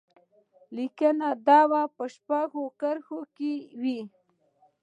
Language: Pashto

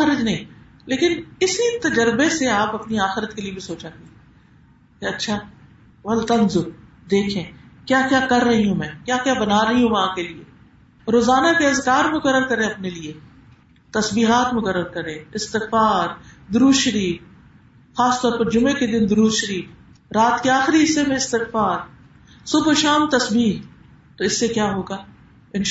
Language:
Urdu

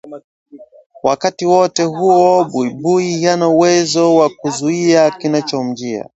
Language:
Swahili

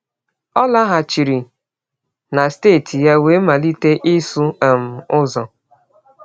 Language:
Igbo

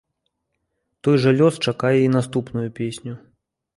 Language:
Belarusian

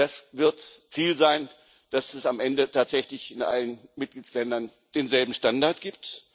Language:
German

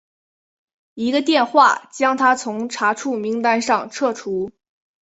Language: Chinese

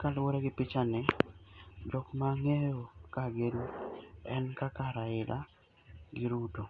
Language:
Luo (Kenya and Tanzania)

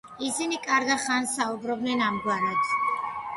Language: Georgian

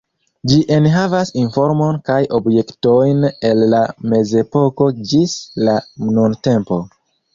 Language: Esperanto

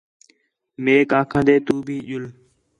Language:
Khetrani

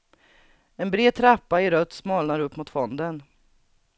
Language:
Swedish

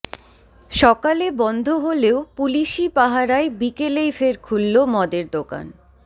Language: Bangla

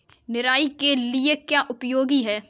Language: Hindi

